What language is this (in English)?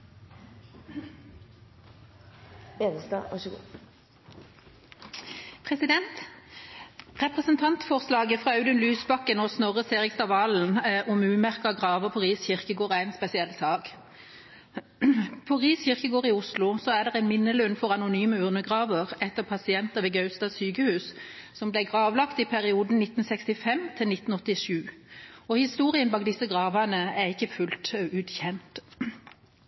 Norwegian